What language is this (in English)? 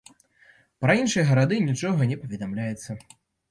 Belarusian